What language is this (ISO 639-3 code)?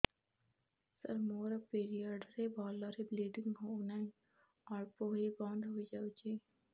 ori